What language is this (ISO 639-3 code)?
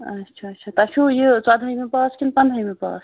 kas